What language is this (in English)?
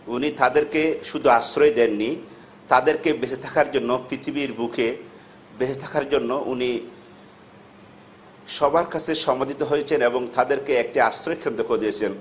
Bangla